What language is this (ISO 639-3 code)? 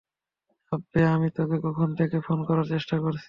ben